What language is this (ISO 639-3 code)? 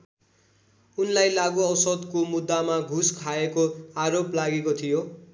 nep